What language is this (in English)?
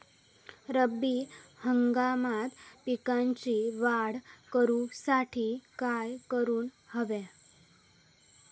Marathi